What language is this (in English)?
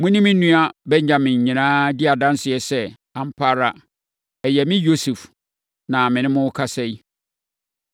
Akan